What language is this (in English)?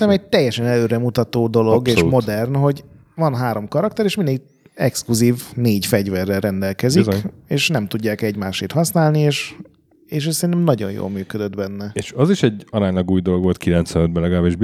Hungarian